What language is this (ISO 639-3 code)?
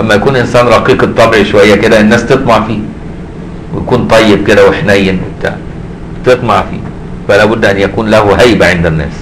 ara